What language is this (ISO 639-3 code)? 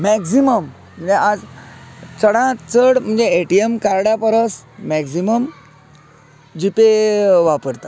kok